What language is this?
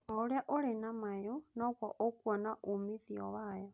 Kikuyu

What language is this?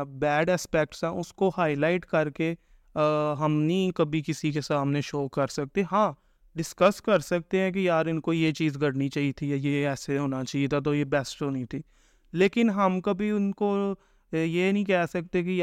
Urdu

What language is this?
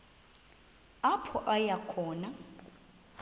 Xhosa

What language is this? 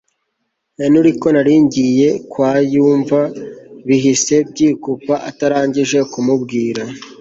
Kinyarwanda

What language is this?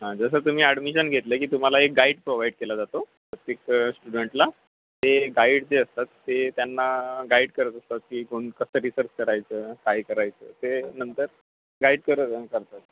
Marathi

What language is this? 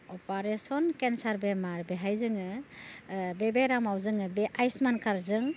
Bodo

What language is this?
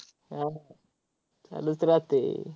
Marathi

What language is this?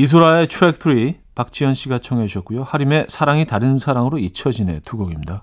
Korean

